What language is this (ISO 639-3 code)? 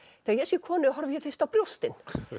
isl